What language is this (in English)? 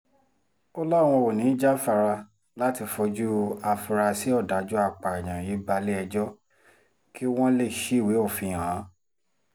Yoruba